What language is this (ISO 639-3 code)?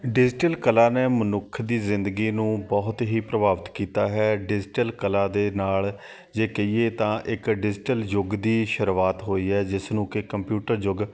pan